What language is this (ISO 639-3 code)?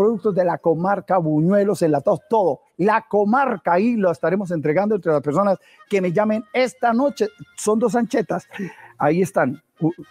spa